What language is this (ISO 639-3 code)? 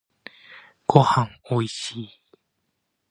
jpn